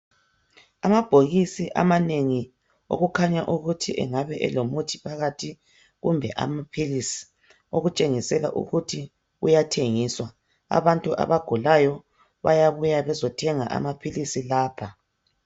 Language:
North Ndebele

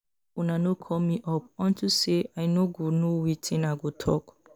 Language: Nigerian Pidgin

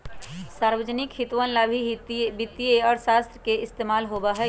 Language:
Magahi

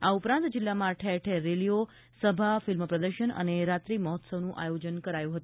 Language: Gujarati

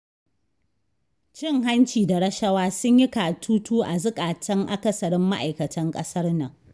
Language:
Hausa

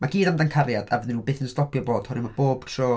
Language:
Welsh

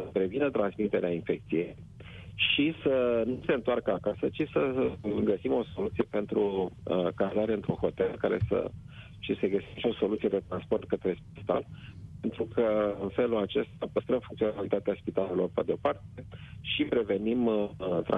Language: Romanian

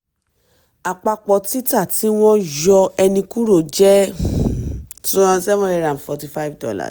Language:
Yoruba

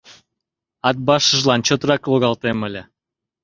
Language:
Mari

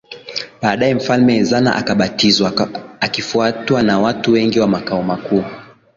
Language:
Swahili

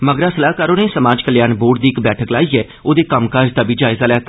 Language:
Dogri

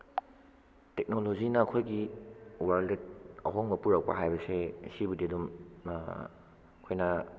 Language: Manipuri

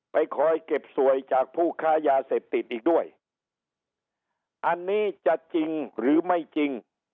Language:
Thai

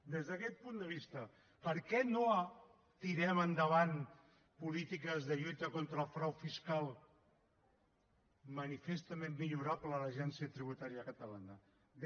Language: Catalan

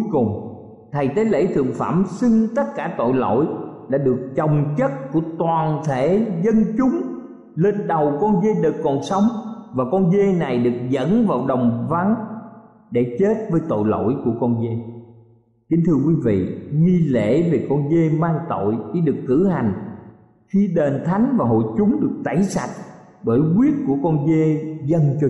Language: Vietnamese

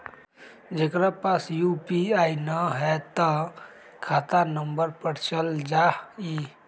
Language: Magahi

